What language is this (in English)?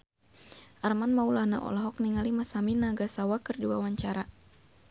Sundanese